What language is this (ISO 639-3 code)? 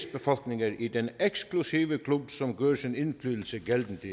dan